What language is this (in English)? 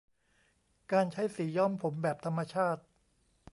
Thai